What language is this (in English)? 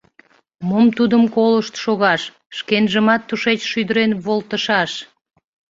Mari